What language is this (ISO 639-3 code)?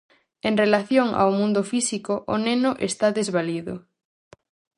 glg